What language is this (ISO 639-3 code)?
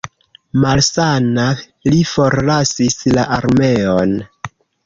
epo